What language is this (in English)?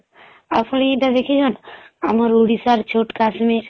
Odia